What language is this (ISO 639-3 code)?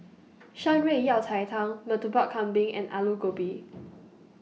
eng